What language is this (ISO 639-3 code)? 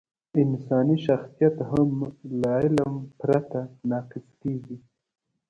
pus